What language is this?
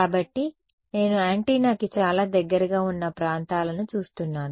Telugu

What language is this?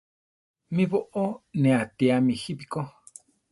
Central Tarahumara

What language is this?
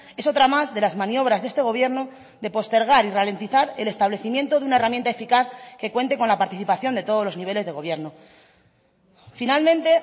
Spanish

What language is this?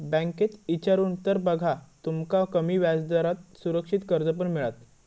Marathi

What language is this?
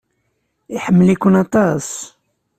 Kabyle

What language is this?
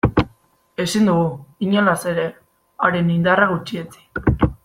Basque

